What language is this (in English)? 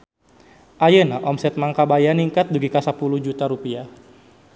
Sundanese